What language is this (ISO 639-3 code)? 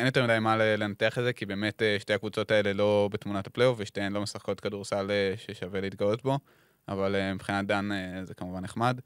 heb